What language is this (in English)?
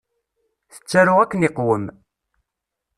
Kabyle